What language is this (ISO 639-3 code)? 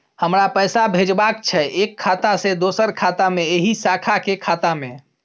mai